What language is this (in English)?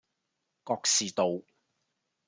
Cantonese